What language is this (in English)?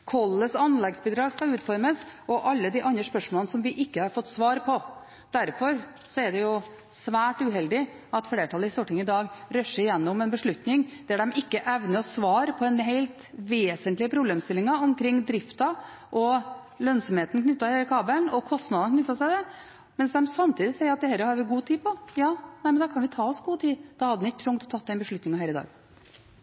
Norwegian Bokmål